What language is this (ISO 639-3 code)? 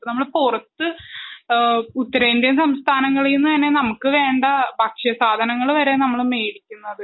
mal